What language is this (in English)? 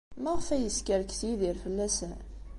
Kabyle